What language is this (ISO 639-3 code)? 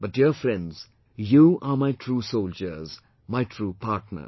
eng